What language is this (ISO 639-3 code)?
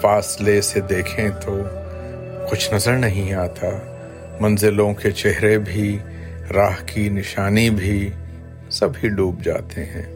urd